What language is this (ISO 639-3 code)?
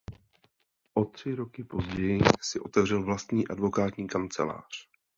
ces